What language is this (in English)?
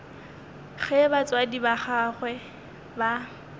Northern Sotho